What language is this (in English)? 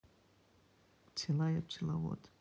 Russian